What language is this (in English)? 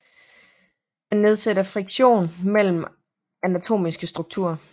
Danish